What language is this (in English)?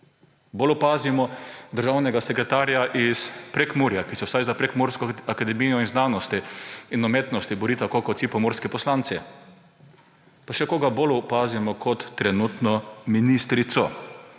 Slovenian